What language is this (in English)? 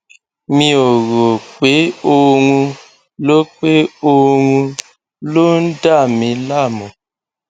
Yoruba